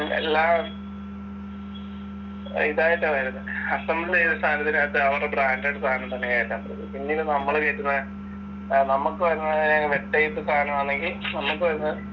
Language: Malayalam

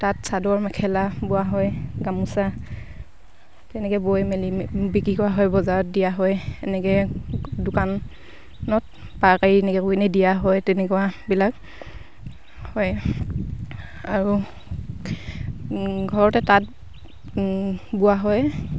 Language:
Assamese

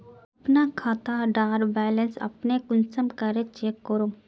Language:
Magahi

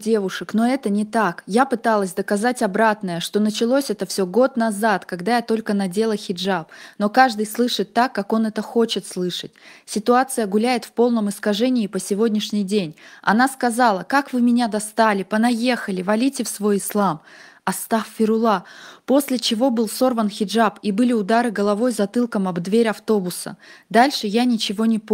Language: Russian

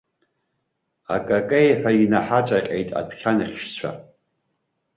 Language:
Abkhazian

